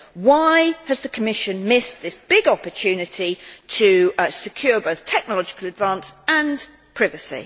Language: English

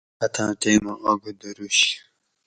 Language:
Gawri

